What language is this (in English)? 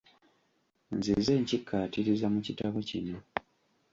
Ganda